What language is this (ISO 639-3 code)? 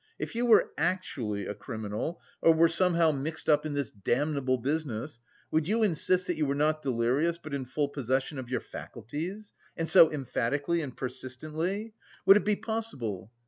eng